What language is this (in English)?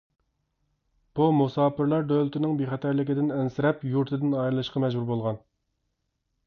Uyghur